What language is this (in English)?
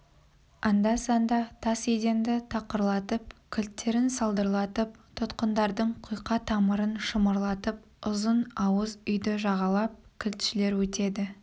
Kazakh